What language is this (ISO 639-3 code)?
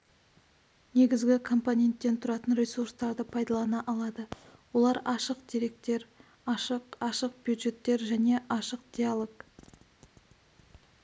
kaz